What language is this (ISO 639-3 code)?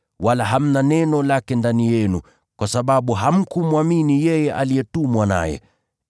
swa